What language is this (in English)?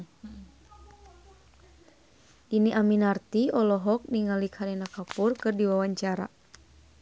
Sundanese